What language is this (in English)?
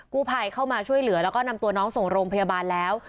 Thai